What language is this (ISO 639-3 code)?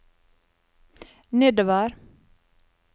nor